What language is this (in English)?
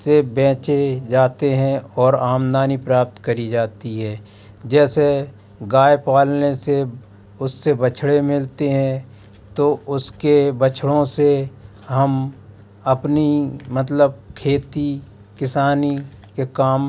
Hindi